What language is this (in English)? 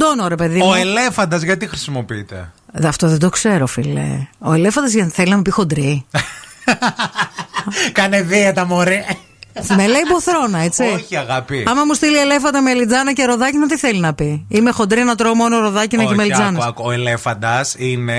Greek